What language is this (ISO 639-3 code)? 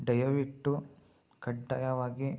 kan